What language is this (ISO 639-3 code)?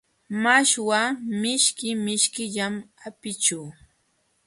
qxw